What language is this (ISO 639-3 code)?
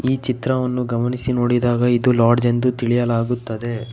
kan